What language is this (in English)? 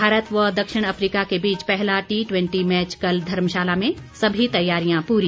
Hindi